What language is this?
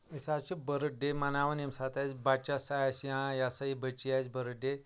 Kashmiri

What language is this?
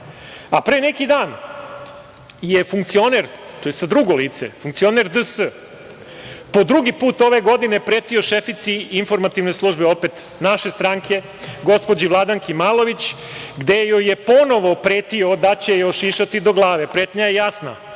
Serbian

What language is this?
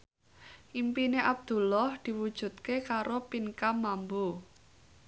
Javanese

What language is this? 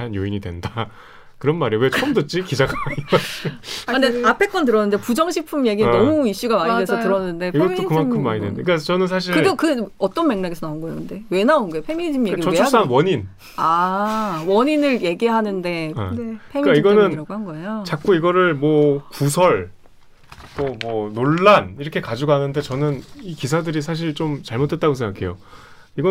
Korean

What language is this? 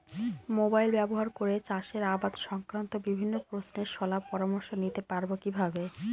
Bangla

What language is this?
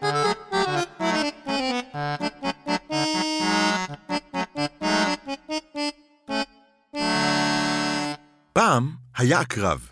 Hebrew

